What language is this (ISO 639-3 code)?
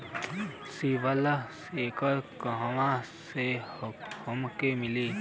bho